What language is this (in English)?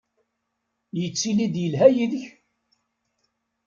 Kabyle